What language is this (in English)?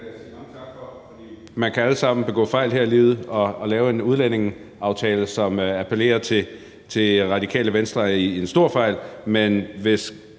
Danish